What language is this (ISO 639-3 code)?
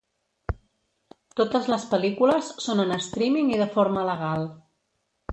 cat